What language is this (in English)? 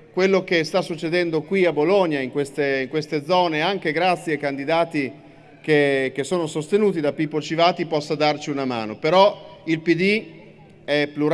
Italian